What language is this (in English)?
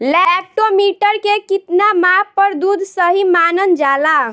Bhojpuri